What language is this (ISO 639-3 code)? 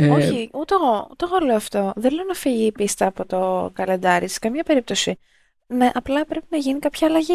ell